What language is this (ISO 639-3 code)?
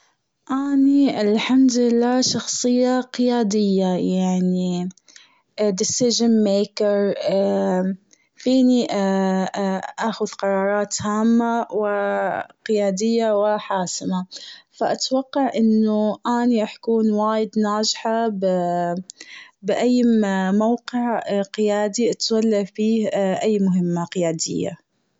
afb